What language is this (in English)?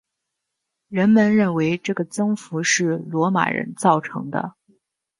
Chinese